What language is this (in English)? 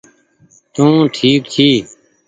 Goaria